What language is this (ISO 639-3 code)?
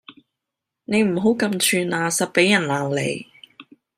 yue